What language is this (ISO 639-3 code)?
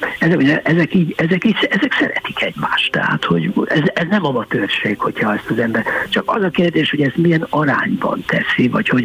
hun